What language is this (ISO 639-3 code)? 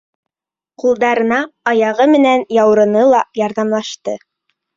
bak